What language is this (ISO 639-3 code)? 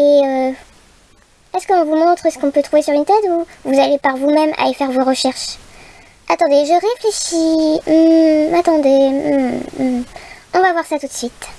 fra